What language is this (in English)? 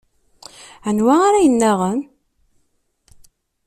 Kabyle